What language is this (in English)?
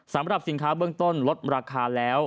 Thai